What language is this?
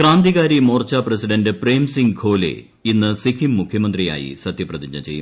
Malayalam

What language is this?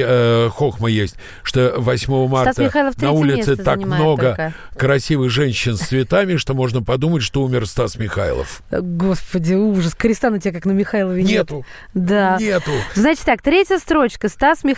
Russian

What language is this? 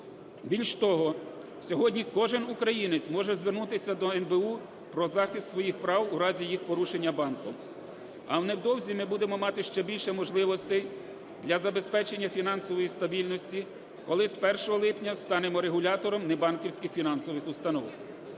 Ukrainian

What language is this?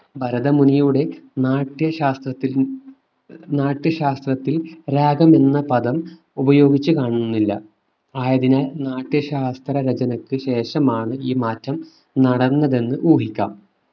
Malayalam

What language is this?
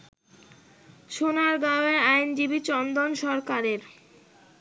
Bangla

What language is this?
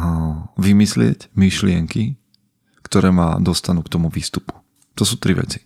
Slovak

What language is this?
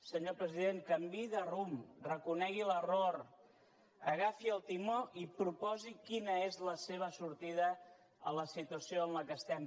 Catalan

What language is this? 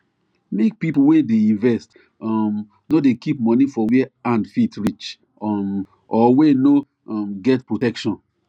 Nigerian Pidgin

